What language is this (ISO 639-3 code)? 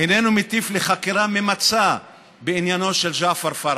heb